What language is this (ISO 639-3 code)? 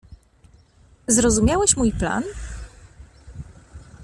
pol